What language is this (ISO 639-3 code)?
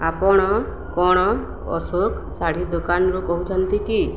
ori